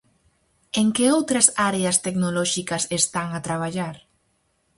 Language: Galician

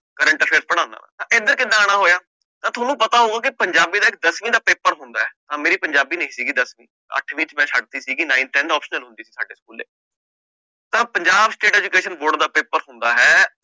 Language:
Punjabi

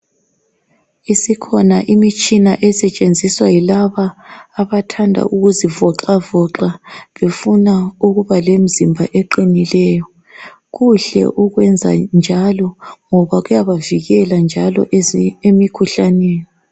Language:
North Ndebele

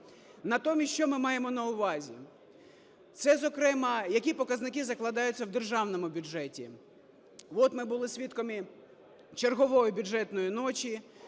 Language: Ukrainian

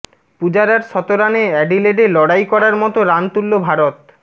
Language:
Bangla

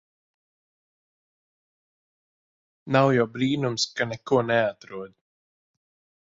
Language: Latvian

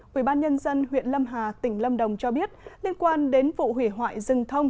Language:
Vietnamese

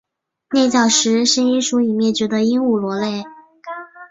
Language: Chinese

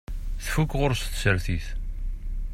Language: Kabyle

